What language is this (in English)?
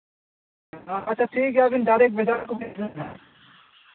Santali